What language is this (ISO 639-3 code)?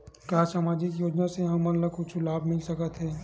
hne